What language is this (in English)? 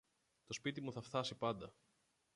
Greek